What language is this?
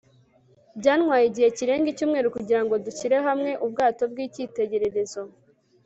Kinyarwanda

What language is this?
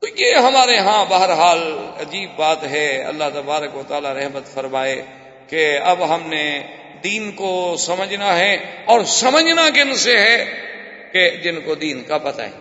Urdu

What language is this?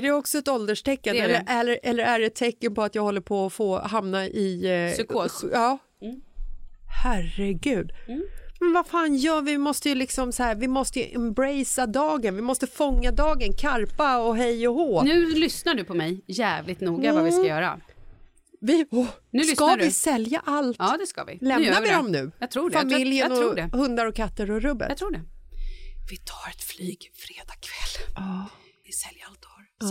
Swedish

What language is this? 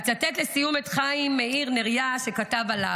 Hebrew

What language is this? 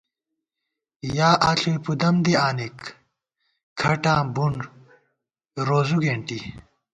Gawar-Bati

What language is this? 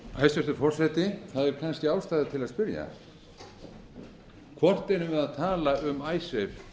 Icelandic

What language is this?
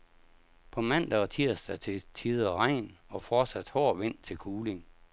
Danish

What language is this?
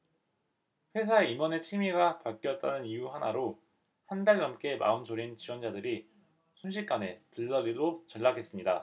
Korean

